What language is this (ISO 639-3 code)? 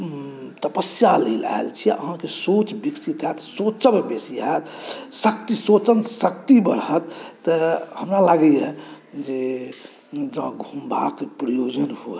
mai